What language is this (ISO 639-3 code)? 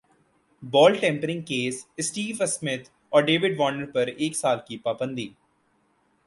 urd